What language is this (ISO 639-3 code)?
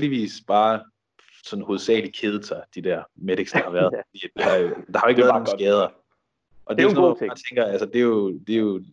dan